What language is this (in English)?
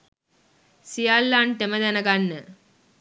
Sinhala